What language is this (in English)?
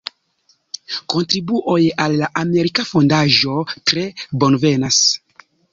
Esperanto